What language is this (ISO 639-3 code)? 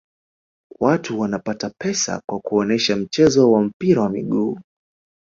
swa